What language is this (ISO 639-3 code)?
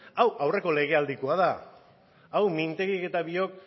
eus